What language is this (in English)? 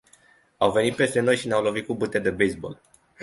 Romanian